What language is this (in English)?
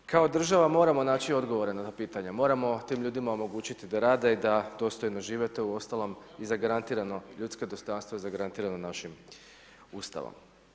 Croatian